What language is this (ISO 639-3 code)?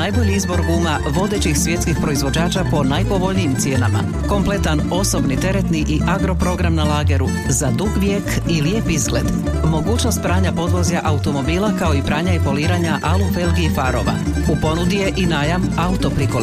hrv